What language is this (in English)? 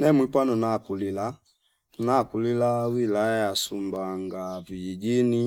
Fipa